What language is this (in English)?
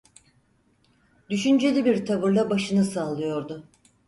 Turkish